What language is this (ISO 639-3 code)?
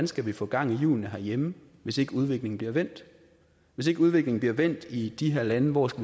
dan